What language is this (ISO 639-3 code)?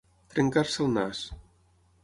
cat